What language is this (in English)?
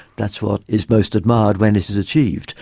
English